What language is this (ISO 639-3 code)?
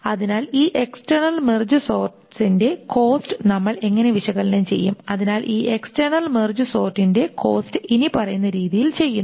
mal